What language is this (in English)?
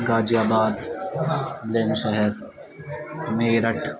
Urdu